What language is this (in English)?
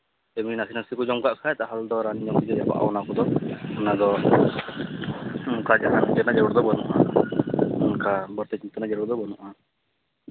Santali